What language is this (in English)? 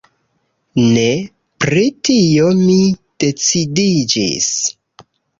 Esperanto